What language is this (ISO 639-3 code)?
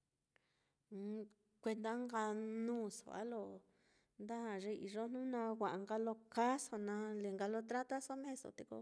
vmm